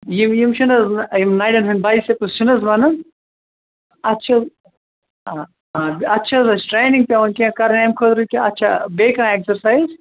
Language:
Kashmiri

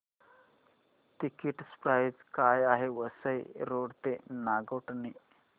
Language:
Marathi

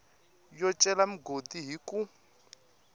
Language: Tsonga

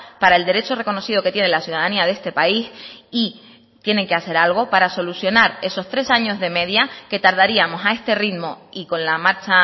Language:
Spanish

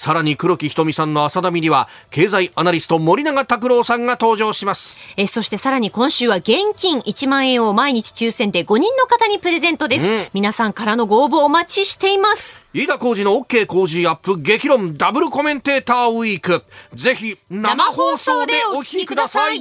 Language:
Japanese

